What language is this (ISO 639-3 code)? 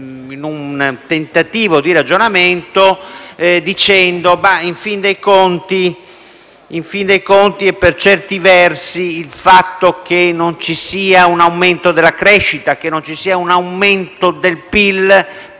ita